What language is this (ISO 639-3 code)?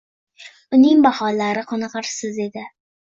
uzb